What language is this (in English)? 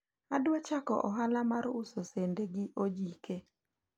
Luo (Kenya and Tanzania)